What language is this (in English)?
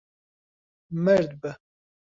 Central Kurdish